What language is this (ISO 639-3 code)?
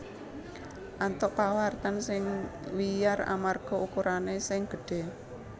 jav